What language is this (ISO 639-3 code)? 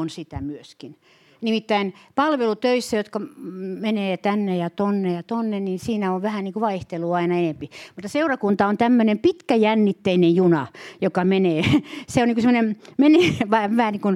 fin